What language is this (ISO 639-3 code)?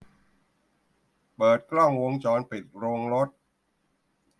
tha